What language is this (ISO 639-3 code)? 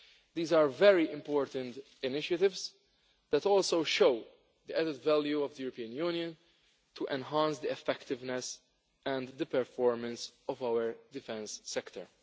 eng